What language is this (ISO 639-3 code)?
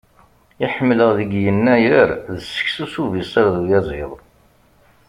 kab